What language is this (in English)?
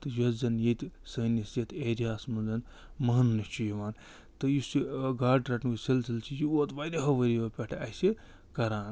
Kashmiri